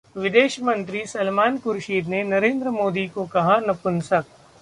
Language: Hindi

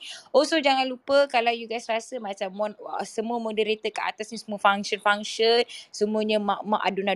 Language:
Malay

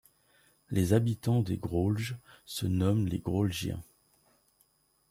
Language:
French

